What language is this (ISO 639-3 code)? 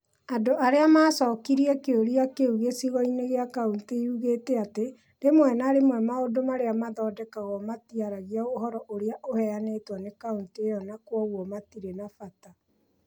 kik